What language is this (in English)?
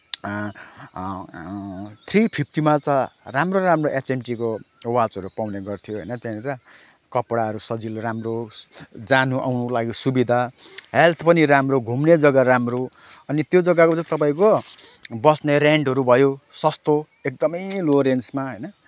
Nepali